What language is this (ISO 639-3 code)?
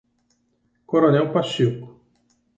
por